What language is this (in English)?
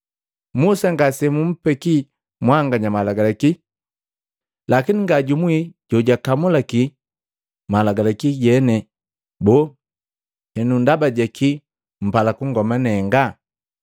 Matengo